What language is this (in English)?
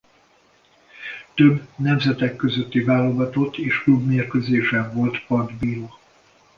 Hungarian